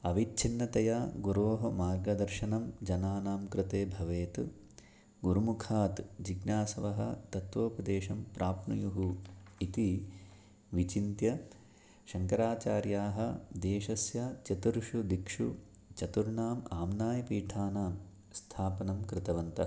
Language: Sanskrit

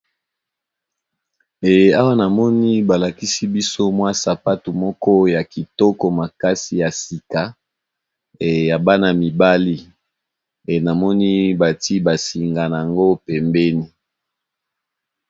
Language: Lingala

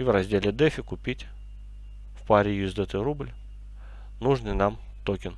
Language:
Russian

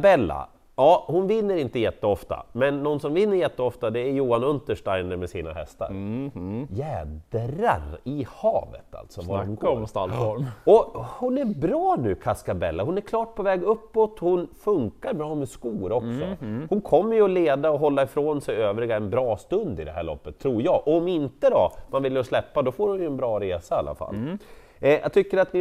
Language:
Swedish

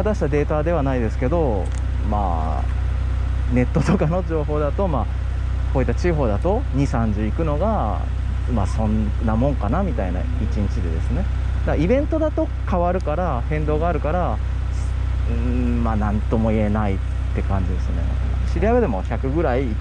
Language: Japanese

